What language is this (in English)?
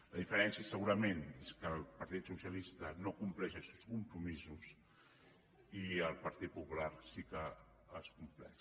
Catalan